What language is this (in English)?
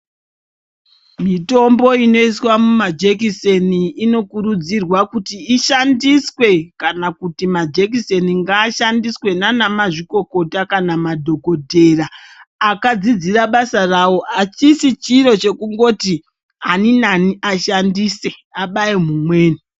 Ndau